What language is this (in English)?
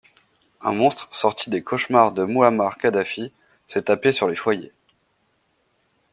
French